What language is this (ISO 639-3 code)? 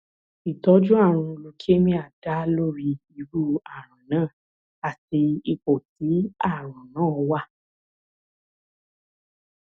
yor